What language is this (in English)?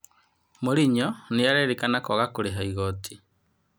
Kikuyu